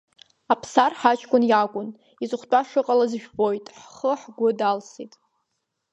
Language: Abkhazian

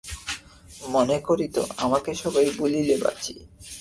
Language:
Bangla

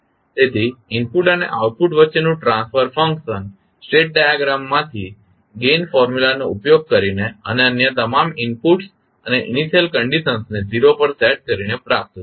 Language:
Gujarati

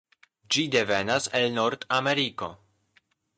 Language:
Esperanto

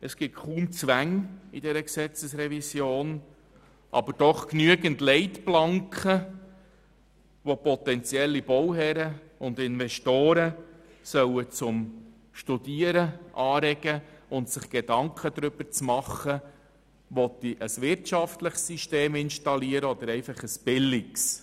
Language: Swiss German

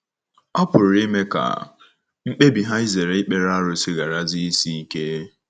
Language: Igbo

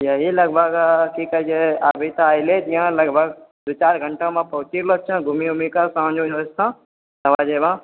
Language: Maithili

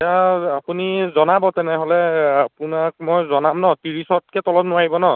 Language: Assamese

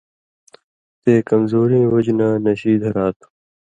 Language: Indus Kohistani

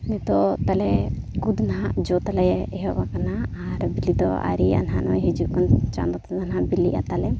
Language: Santali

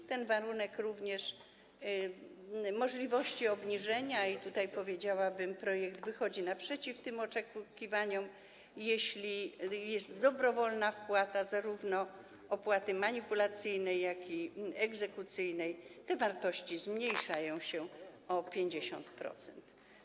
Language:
Polish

